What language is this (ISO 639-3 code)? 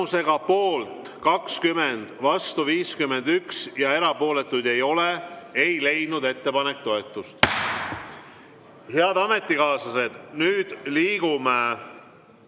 est